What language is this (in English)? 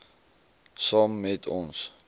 Afrikaans